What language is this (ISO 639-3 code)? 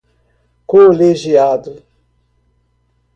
por